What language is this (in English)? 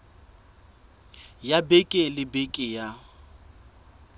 Southern Sotho